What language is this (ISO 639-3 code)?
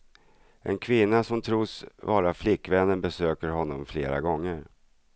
swe